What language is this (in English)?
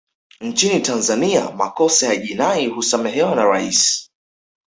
Swahili